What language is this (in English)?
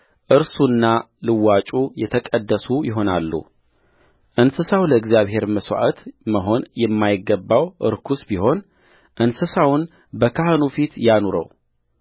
Amharic